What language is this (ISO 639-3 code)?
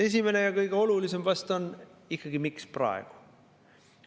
est